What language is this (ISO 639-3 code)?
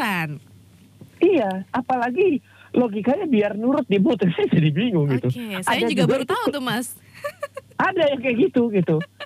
ind